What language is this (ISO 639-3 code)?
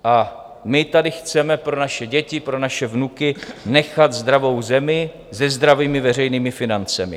ces